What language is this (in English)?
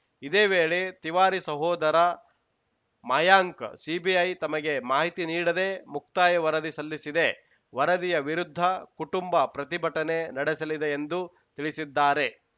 Kannada